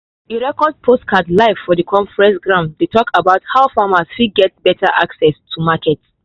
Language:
Nigerian Pidgin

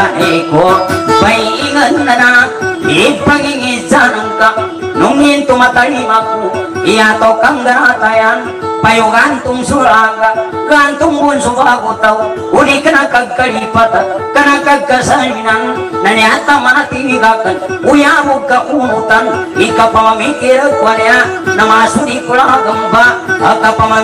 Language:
Thai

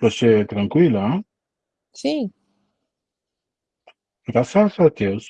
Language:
Portuguese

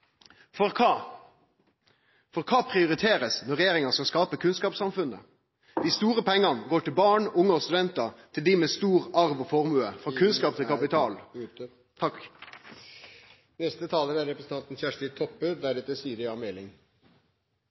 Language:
Norwegian Nynorsk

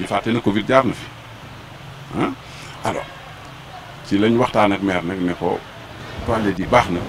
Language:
French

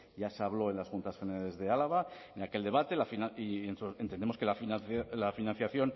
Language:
Spanish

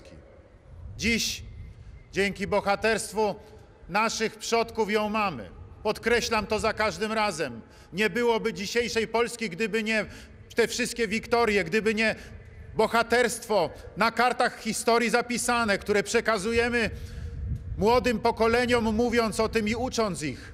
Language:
Polish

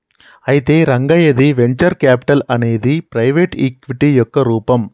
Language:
Telugu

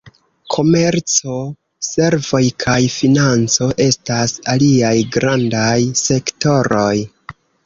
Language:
Esperanto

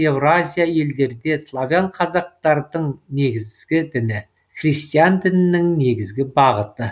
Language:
Kazakh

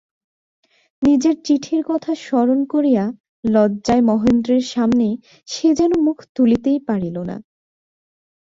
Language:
Bangla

